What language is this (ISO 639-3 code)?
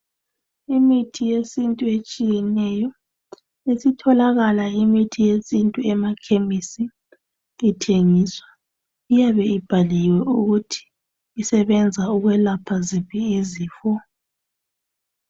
nde